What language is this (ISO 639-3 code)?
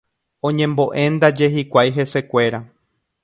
grn